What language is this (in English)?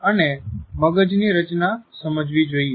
Gujarati